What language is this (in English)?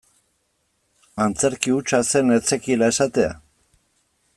Basque